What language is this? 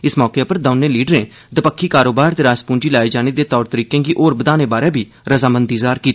Dogri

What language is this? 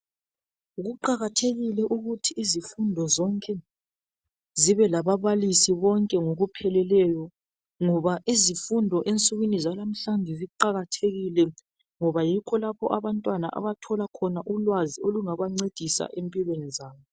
North Ndebele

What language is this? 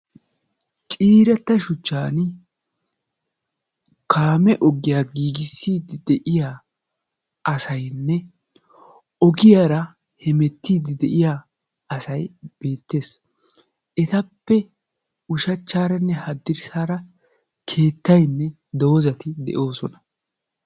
Wolaytta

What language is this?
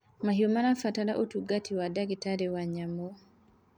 Kikuyu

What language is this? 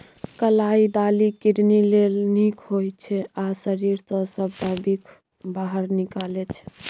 Maithili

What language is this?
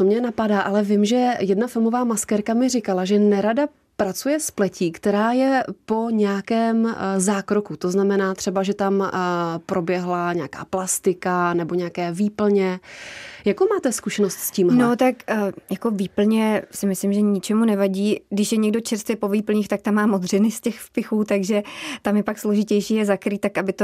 Czech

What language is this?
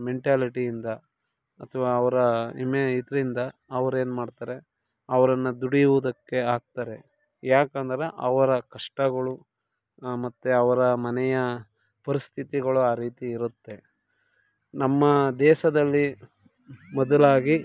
Kannada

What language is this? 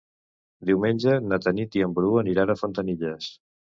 Catalan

